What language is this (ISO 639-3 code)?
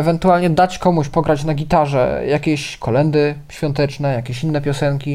pol